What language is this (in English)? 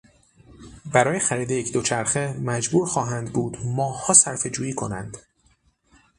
Persian